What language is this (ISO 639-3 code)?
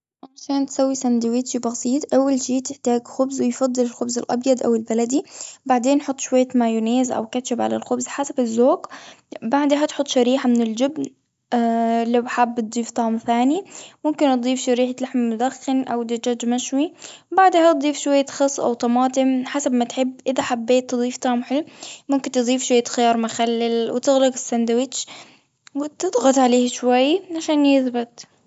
afb